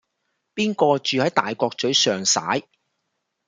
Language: Cantonese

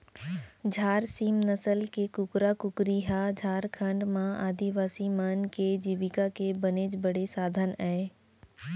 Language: Chhattisgarhi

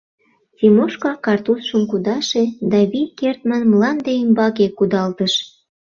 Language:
Mari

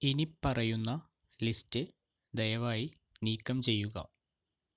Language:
Malayalam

